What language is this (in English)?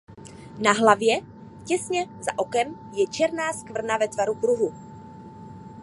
Czech